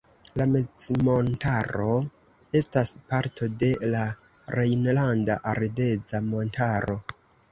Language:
Esperanto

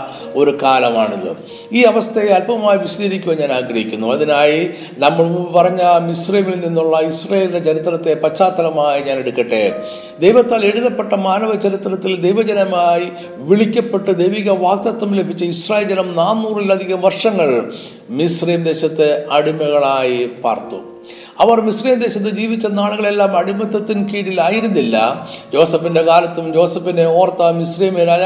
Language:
Malayalam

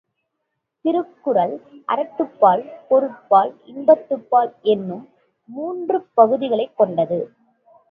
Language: Tamil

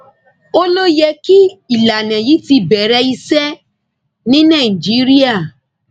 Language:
Yoruba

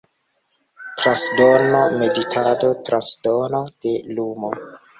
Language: Esperanto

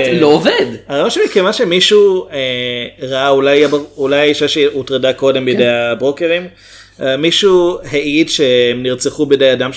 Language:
Hebrew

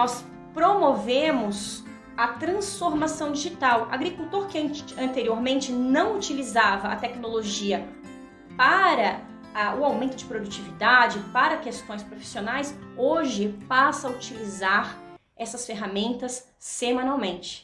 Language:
Portuguese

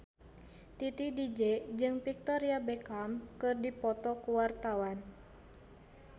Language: Sundanese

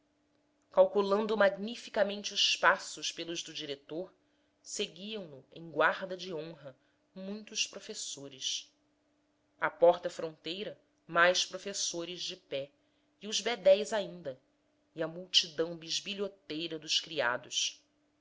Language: Portuguese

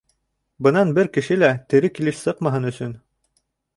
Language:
Bashkir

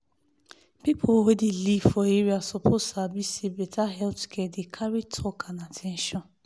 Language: Nigerian Pidgin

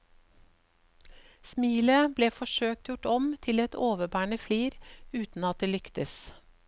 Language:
Norwegian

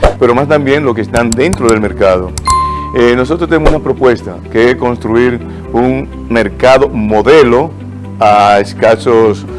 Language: Spanish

